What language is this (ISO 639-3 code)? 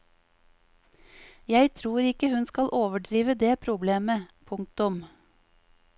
nor